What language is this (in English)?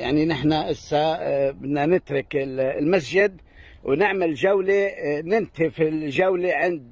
Arabic